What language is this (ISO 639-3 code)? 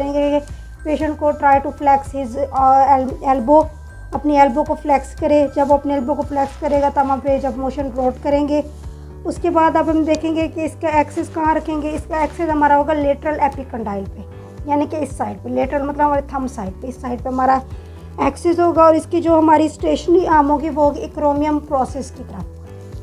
hin